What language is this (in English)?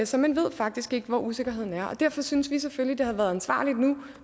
Danish